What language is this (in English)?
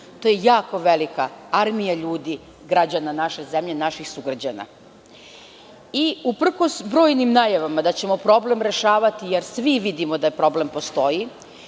Serbian